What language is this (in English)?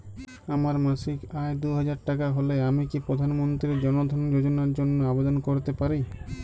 Bangla